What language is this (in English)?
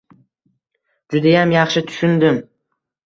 Uzbek